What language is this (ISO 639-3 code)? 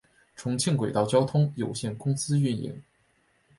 zho